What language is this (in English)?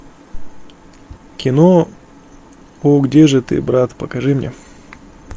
Russian